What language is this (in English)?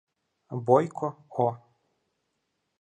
Ukrainian